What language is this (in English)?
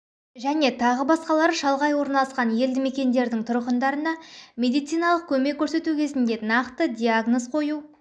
Kazakh